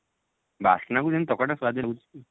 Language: Odia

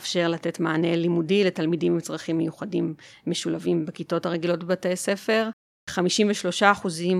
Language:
Hebrew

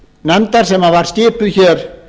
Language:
Icelandic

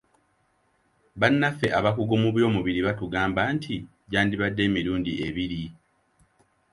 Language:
Ganda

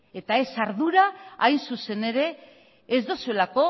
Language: Basque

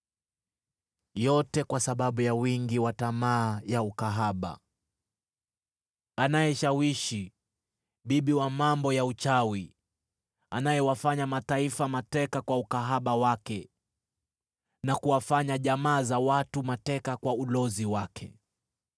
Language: Swahili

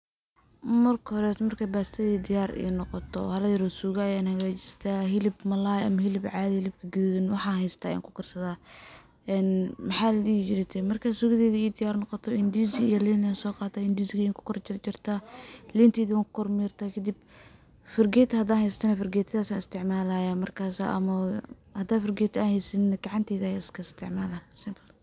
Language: Somali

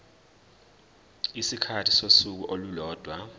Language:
Zulu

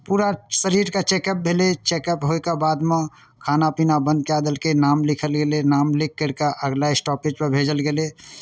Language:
Maithili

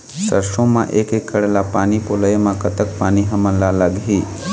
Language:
Chhattisgarhi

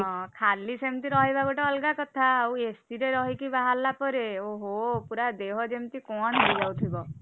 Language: Odia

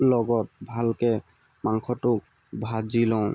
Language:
Assamese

